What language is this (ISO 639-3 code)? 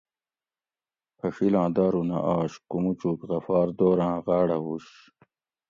gwc